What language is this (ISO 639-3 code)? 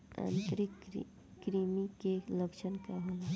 bho